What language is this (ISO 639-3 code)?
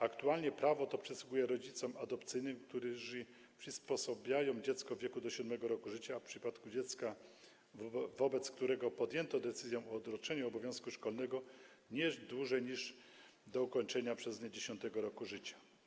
pol